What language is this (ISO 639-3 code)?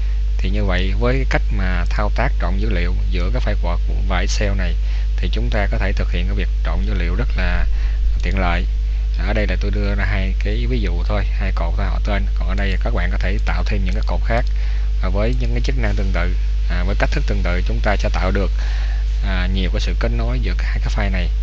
vie